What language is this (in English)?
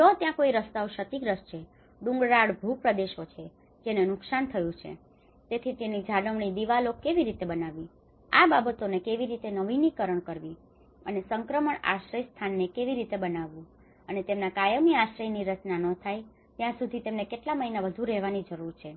Gujarati